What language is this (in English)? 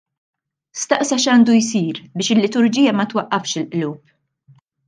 Maltese